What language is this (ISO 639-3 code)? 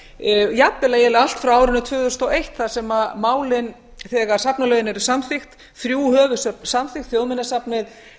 isl